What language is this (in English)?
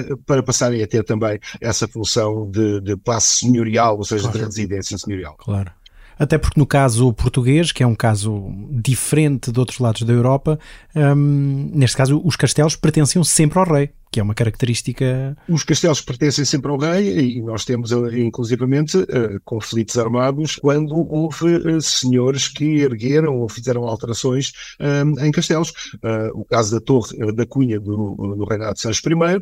Portuguese